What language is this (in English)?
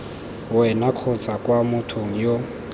Tswana